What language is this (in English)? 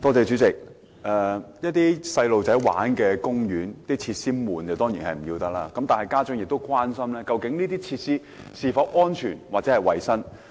Cantonese